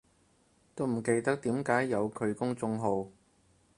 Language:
Cantonese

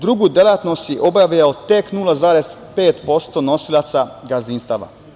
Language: Serbian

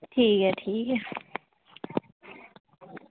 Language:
Dogri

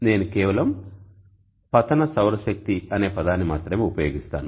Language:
Telugu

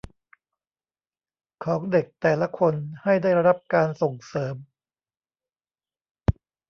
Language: Thai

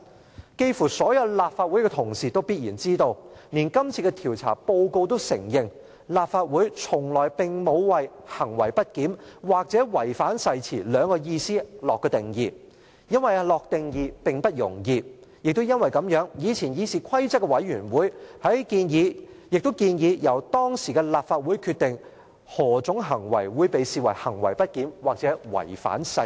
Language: Cantonese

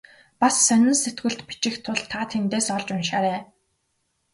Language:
Mongolian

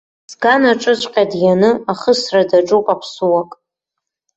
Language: Abkhazian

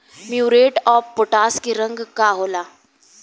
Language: Bhojpuri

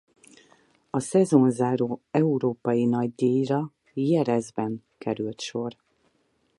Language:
Hungarian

